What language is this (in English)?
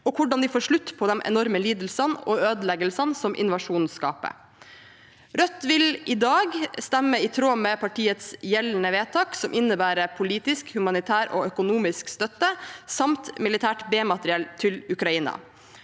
Norwegian